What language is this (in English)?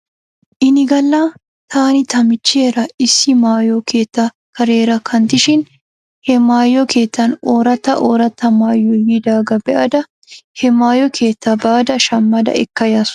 Wolaytta